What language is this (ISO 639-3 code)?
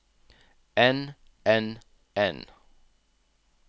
nor